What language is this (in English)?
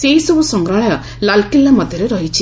Odia